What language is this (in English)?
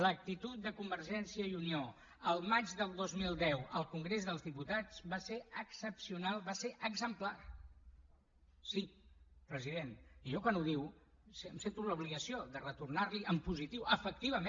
Catalan